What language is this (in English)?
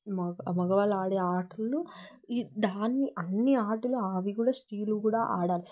Telugu